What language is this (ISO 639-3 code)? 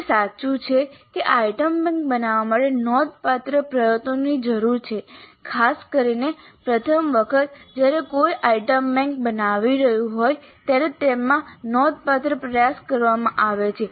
guj